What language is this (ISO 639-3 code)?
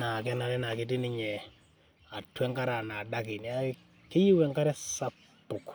mas